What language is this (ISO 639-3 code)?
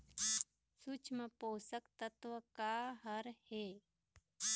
hne